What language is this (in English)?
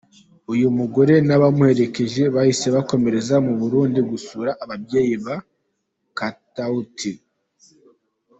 Kinyarwanda